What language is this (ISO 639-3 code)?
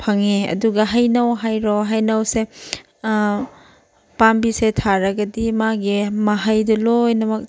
mni